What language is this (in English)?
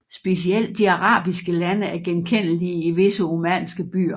Danish